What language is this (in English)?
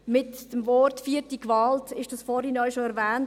Swiss German